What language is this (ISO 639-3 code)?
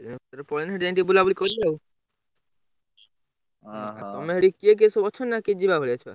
ori